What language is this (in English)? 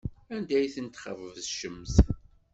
Kabyle